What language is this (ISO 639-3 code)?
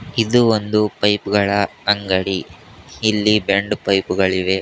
kan